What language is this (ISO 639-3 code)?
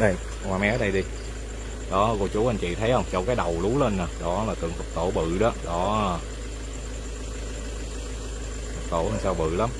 vie